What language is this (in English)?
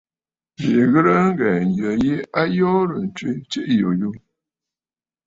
Bafut